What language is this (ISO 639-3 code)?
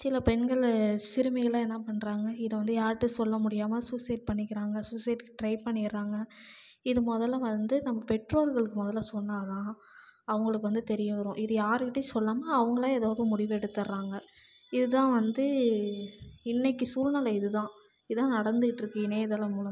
tam